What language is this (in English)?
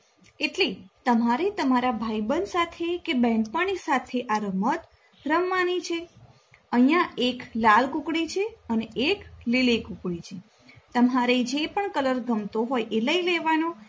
Gujarati